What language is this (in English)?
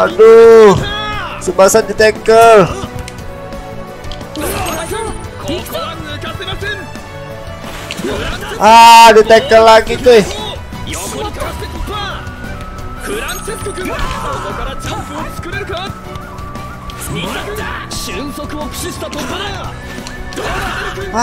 Indonesian